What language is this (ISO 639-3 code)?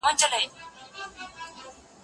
pus